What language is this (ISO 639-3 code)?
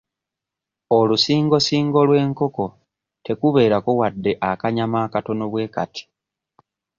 lug